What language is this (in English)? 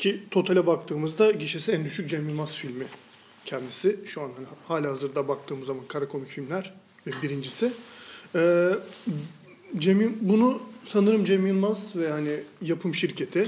Turkish